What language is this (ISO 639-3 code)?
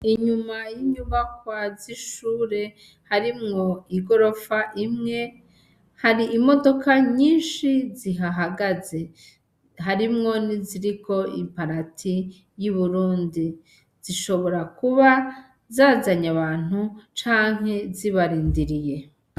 run